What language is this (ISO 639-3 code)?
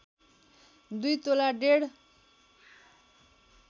nep